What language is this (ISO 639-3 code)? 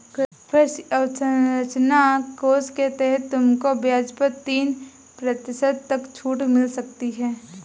hin